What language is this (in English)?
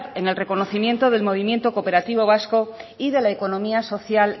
Spanish